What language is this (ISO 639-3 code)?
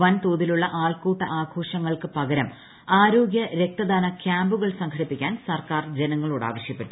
mal